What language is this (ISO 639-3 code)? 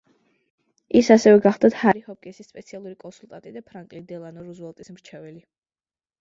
kat